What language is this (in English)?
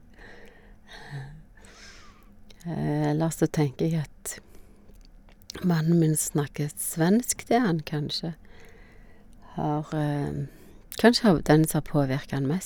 Norwegian